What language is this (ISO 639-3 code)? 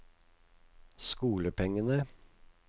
nor